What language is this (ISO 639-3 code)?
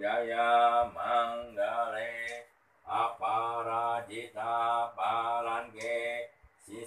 ind